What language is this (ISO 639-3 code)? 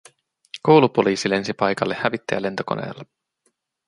fin